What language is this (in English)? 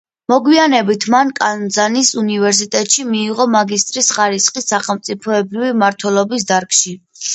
Georgian